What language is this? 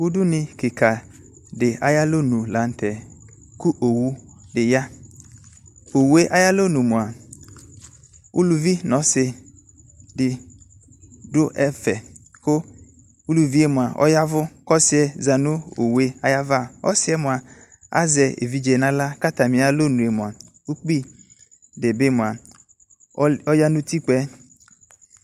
Ikposo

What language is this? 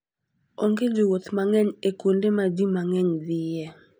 Luo (Kenya and Tanzania)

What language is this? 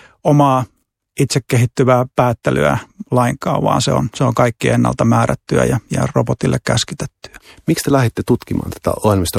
Finnish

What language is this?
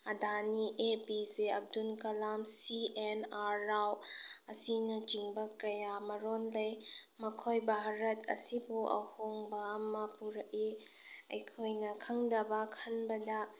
Manipuri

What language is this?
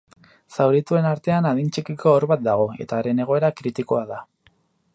Basque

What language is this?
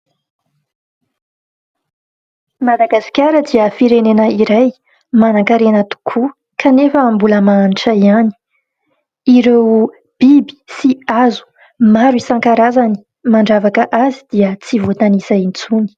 Malagasy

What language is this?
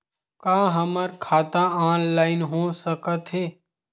Chhattisgarhi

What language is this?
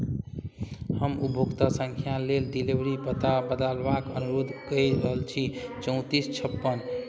Maithili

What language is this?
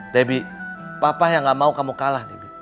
Indonesian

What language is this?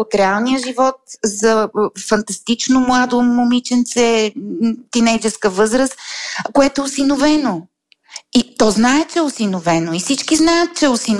Bulgarian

